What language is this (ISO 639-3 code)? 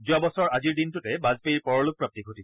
asm